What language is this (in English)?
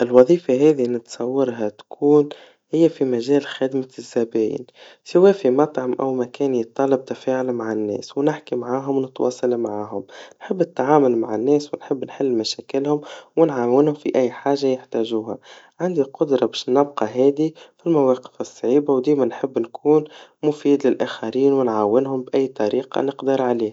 Tunisian Arabic